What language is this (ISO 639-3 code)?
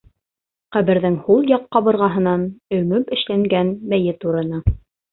bak